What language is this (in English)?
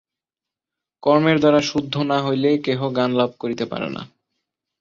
Bangla